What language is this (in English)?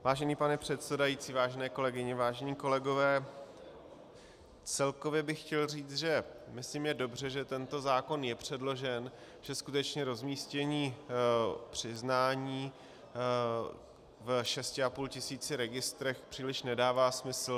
Czech